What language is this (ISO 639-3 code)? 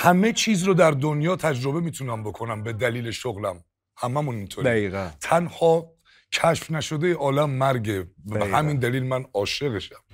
fas